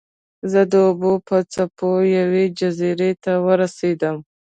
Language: Pashto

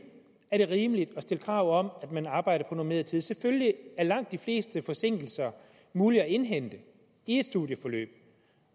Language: Danish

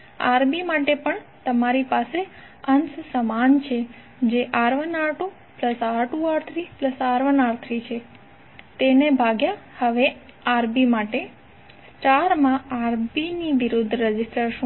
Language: Gujarati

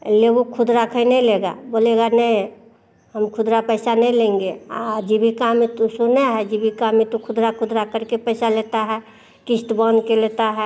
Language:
Hindi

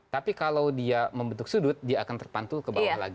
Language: Indonesian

